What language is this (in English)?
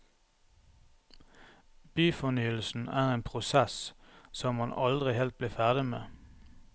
Norwegian